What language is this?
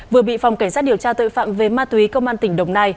Vietnamese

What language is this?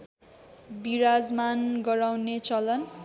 Nepali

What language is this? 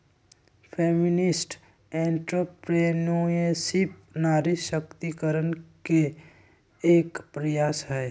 Magahi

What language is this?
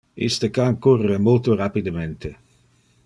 Interlingua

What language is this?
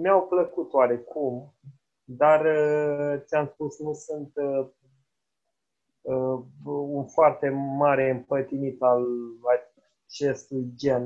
Romanian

